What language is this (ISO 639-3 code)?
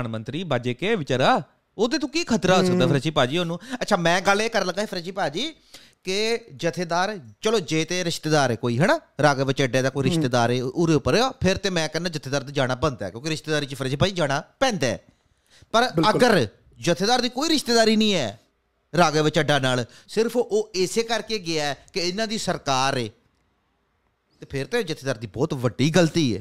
pan